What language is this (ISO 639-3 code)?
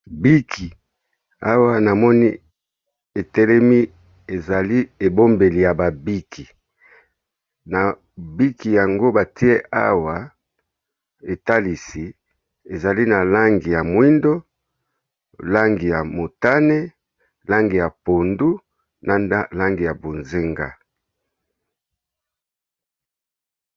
lin